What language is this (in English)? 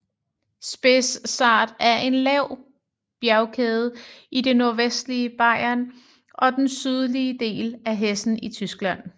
Danish